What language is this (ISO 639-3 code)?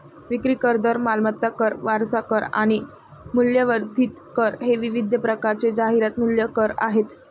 mar